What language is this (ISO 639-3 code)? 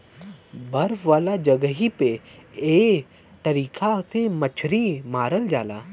bho